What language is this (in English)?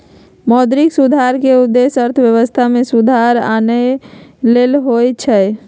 Magahi